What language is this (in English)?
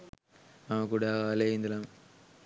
Sinhala